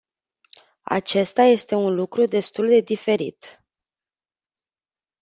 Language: Romanian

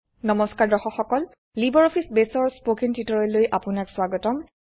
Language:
Assamese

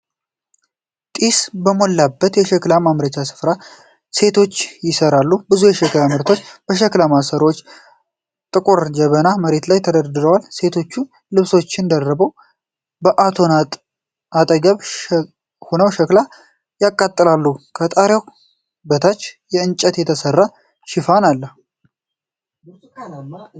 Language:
Amharic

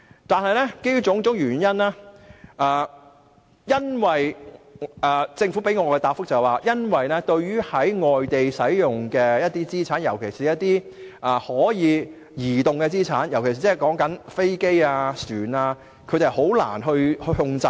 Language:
Cantonese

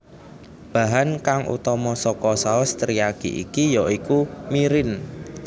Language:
Javanese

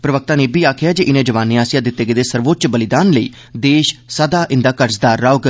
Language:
Dogri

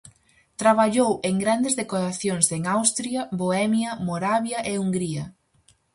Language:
Galician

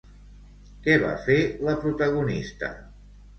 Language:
Catalan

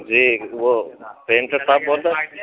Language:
Urdu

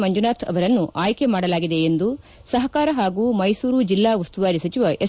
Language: Kannada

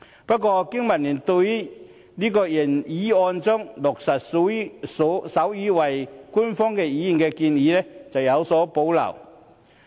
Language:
Cantonese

